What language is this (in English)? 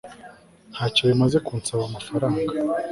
Kinyarwanda